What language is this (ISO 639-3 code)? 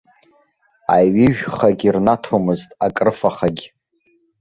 abk